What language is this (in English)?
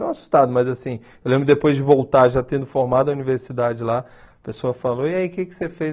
Portuguese